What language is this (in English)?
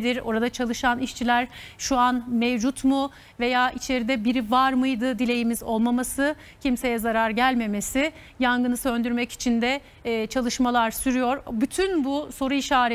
Turkish